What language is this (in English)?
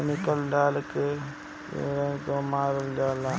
Bhojpuri